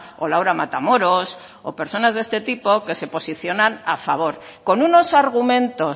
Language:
Spanish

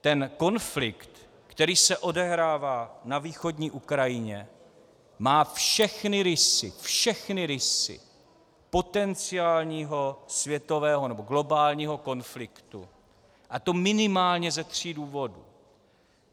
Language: Czech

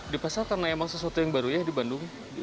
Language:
Indonesian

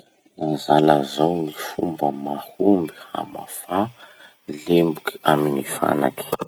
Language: Masikoro Malagasy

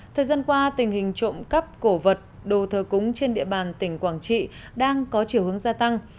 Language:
Vietnamese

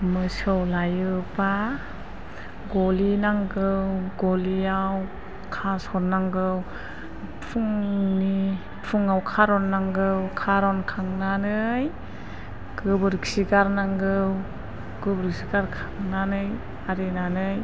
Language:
Bodo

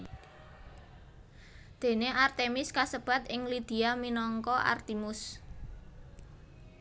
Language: Javanese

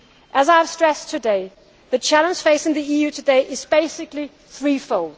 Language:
English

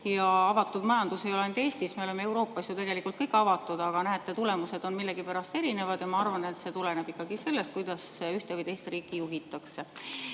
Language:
Estonian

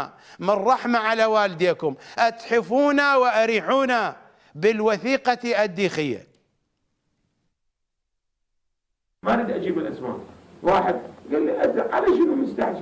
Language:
Arabic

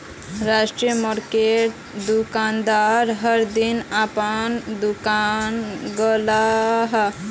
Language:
Magahi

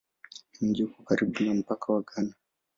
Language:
Swahili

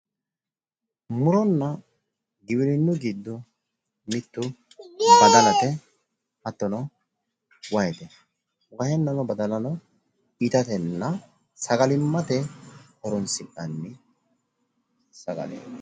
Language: Sidamo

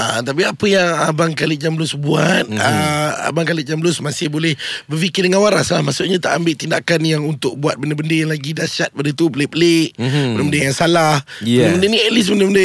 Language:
Malay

